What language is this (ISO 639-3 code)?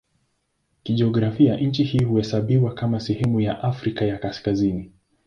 swa